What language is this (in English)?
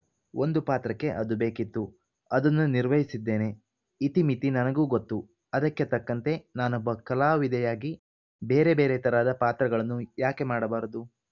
Kannada